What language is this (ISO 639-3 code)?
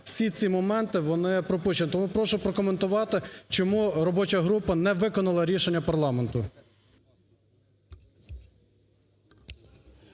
ukr